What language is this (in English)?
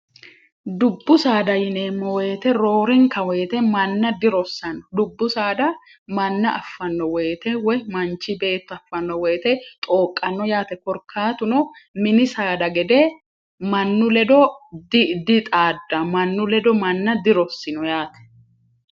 Sidamo